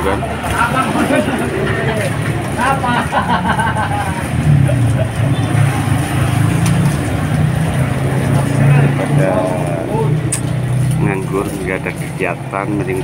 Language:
Indonesian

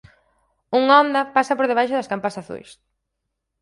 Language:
Galician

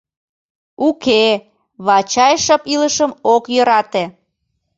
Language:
Mari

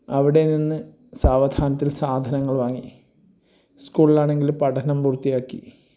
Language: Malayalam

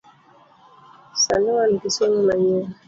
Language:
Luo (Kenya and Tanzania)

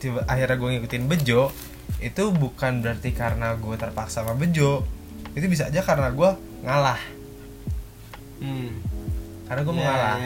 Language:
Indonesian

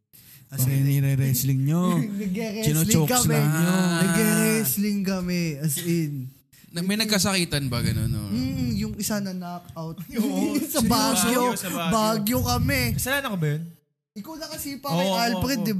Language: Filipino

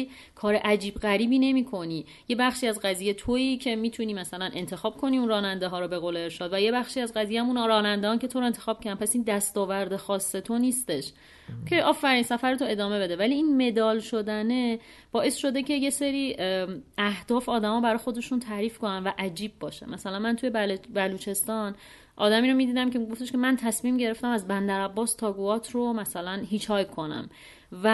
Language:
Persian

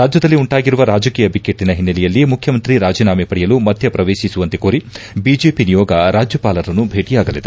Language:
Kannada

